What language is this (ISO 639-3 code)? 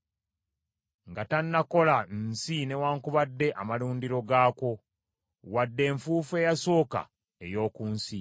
lug